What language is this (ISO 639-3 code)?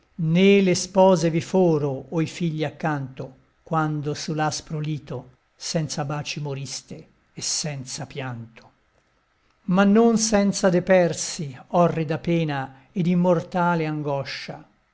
ita